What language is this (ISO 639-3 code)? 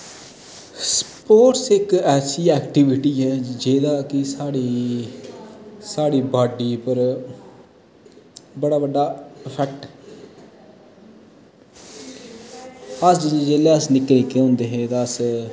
doi